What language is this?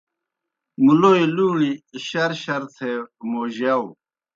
Kohistani Shina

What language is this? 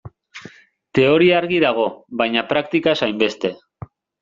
Basque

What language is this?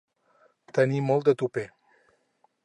Catalan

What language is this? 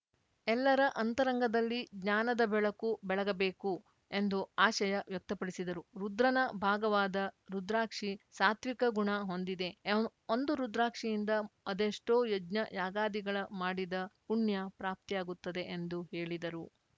Kannada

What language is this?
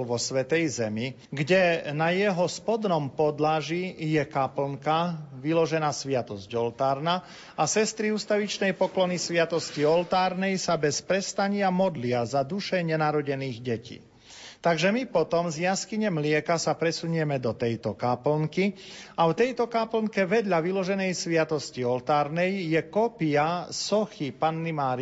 Slovak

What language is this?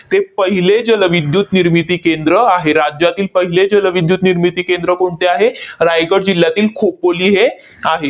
Marathi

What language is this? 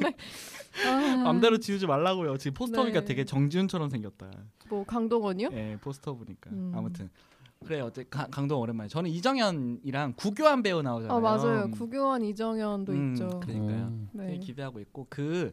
Korean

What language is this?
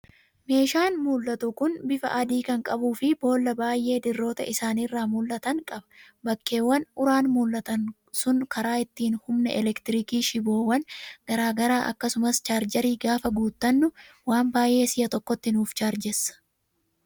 Oromo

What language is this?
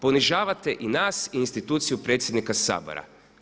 Croatian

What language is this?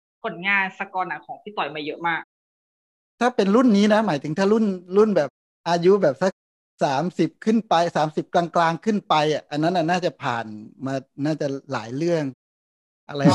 Thai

